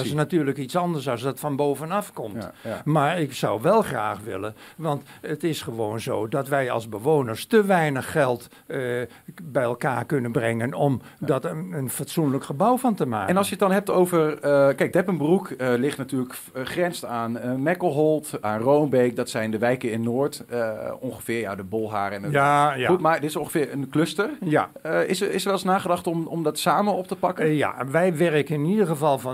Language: Dutch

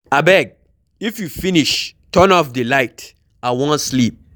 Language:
Nigerian Pidgin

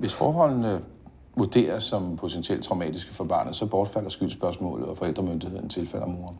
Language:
Danish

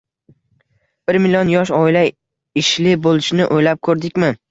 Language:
Uzbek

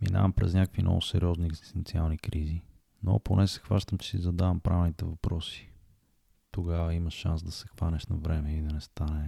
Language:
Bulgarian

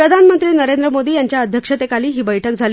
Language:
Marathi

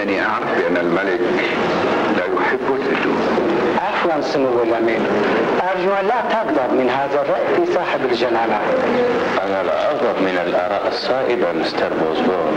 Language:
Arabic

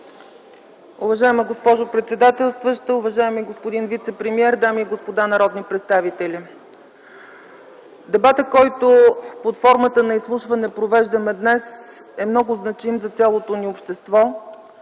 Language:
Bulgarian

